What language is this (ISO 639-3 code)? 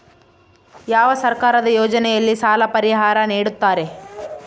kan